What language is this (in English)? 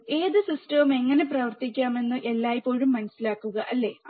Malayalam